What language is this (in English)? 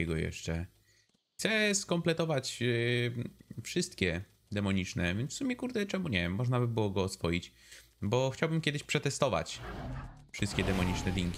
Polish